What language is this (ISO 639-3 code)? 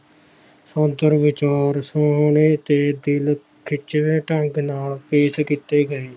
pan